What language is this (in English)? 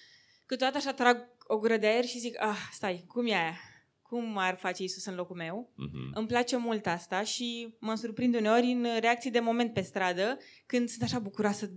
Romanian